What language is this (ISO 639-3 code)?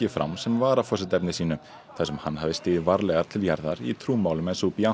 isl